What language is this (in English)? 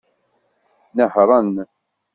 Kabyle